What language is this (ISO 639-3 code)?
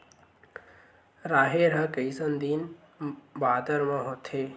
hne